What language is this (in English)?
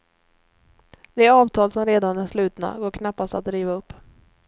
Swedish